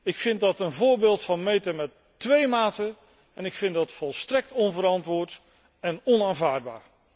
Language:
Dutch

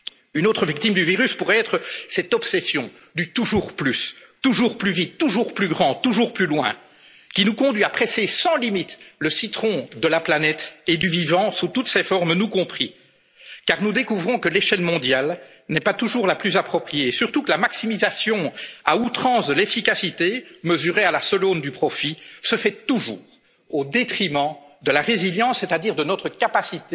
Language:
French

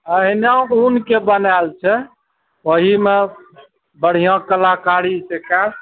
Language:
Maithili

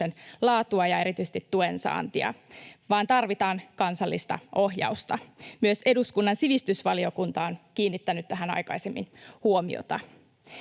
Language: Finnish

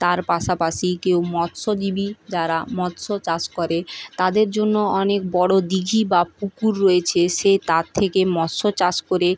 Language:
Bangla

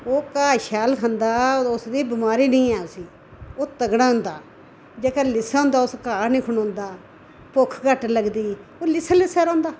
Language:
Dogri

